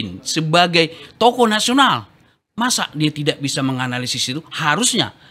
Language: Indonesian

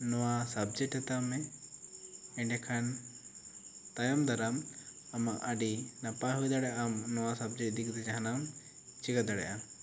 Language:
Santali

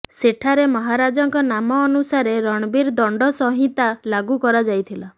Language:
Odia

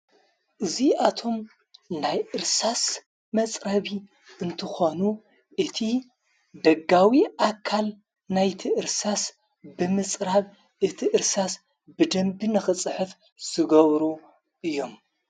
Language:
Tigrinya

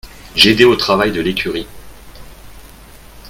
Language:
French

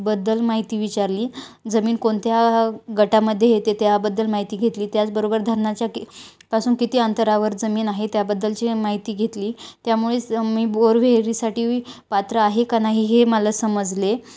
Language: Marathi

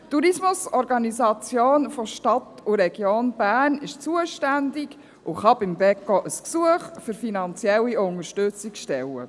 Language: Swiss German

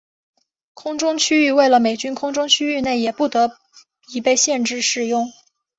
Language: Chinese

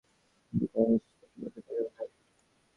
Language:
Bangla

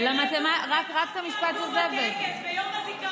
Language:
Hebrew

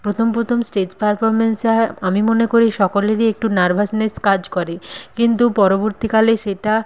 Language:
Bangla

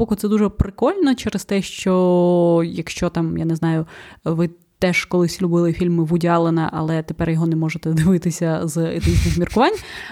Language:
Ukrainian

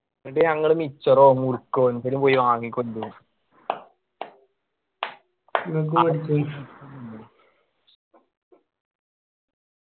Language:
Malayalam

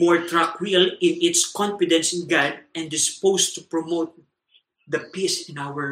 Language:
Filipino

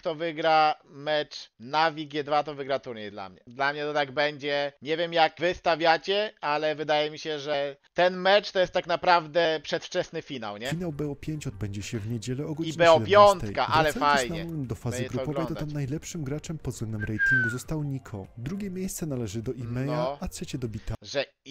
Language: Polish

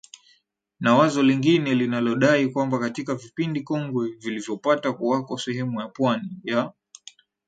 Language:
Swahili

